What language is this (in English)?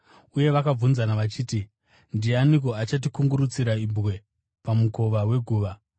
Shona